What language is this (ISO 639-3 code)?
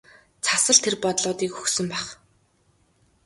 mon